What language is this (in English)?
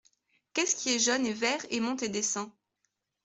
French